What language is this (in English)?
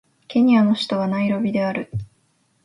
Japanese